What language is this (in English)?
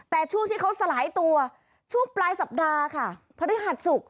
Thai